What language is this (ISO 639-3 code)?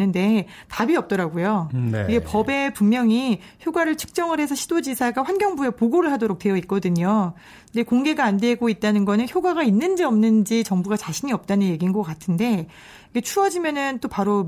kor